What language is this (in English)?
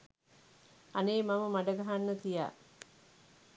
Sinhala